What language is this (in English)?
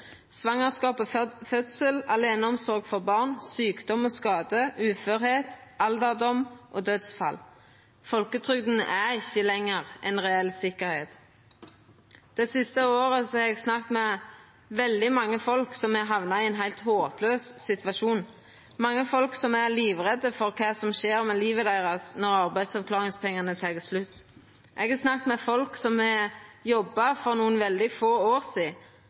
Norwegian Nynorsk